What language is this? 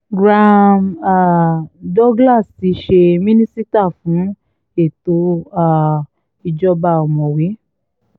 Yoruba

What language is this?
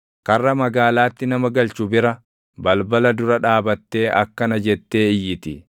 Oromo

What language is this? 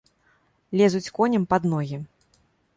Belarusian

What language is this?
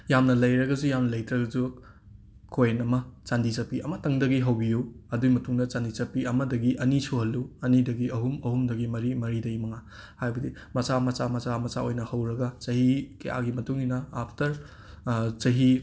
Manipuri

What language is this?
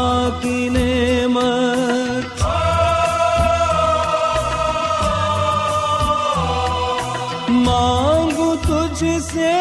Urdu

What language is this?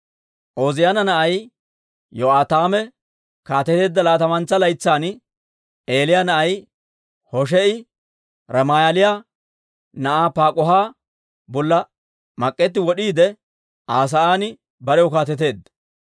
Dawro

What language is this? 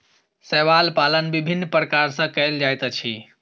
Maithili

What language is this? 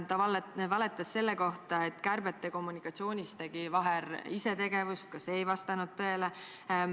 Estonian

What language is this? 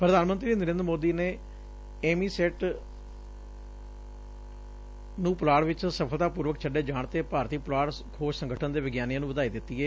Punjabi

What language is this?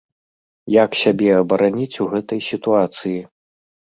Belarusian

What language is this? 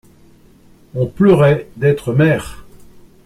French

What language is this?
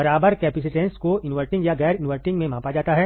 Hindi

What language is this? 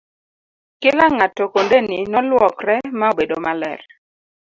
Luo (Kenya and Tanzania)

